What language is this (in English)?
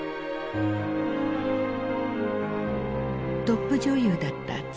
Japanese